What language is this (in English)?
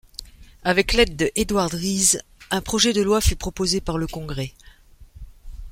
French